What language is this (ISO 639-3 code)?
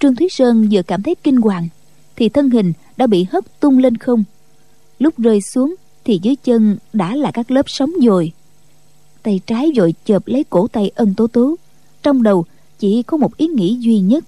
vie